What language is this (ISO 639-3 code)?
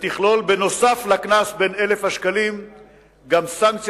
heb